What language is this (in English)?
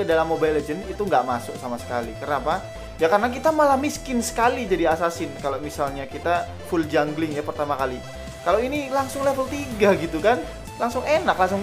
Indonesian